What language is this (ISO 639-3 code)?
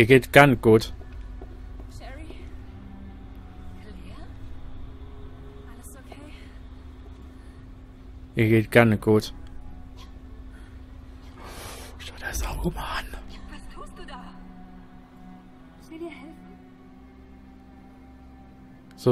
deu